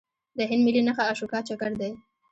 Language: Pashto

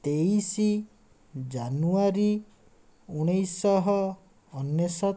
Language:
Odia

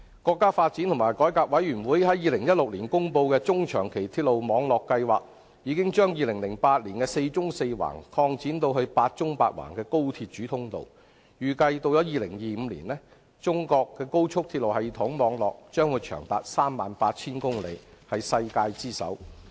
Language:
Cantonese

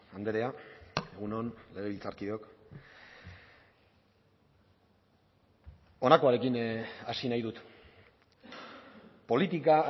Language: Basque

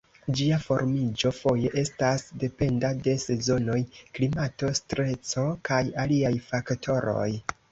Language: Esperanto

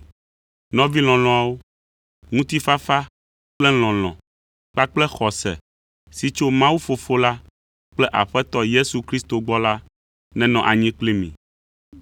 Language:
Ewe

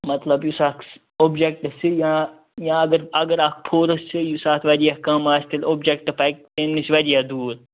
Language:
Kashmiri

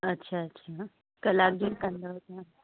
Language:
Sindhi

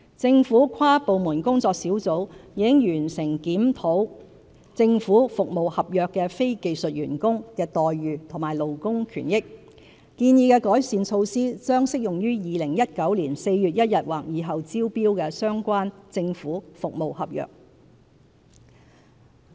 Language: Cantonese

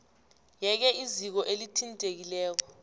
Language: South Ndebele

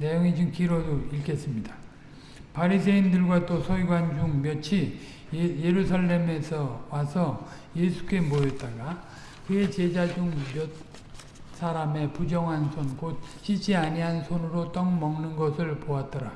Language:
Korean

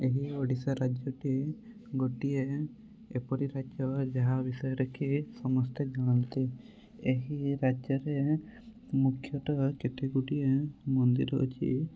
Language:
Odia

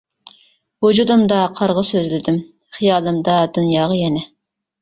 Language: Uyghur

